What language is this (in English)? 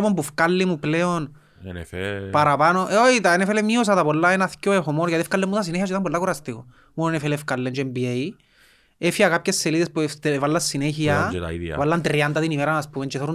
Greek